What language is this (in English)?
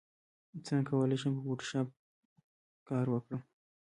Pashto